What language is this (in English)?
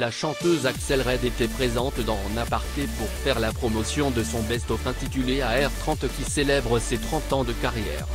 French